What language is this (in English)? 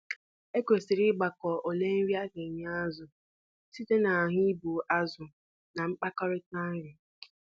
Igbo